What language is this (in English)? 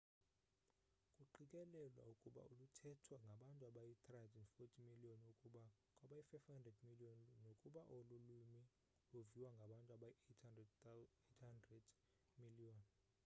Xhosa